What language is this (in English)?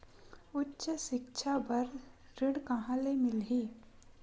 Chhattisgarhi